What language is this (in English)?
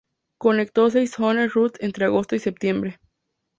Spanish